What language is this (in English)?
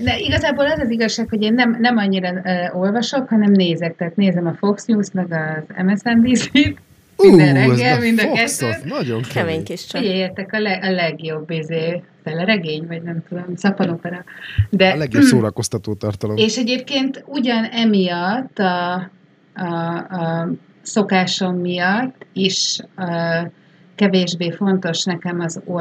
Hungarian